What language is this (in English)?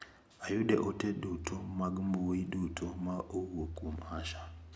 Luo (Kenya and Tanzania)